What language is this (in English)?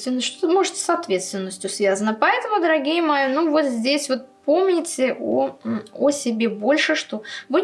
Russian